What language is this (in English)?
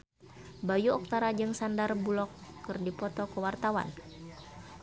Sundanese